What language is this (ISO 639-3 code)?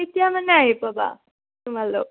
asm